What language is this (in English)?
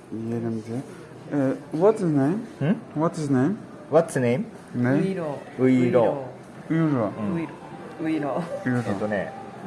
Turkish